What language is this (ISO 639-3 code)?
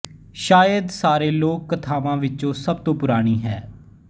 pan